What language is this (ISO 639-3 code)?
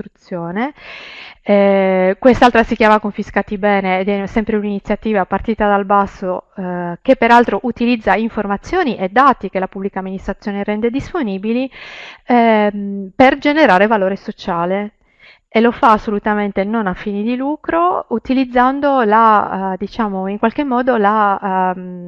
ita